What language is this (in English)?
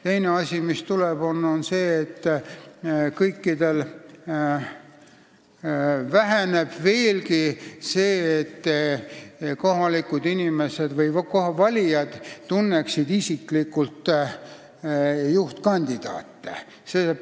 Estonian